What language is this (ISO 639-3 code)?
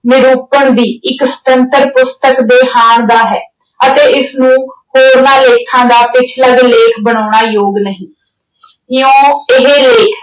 pan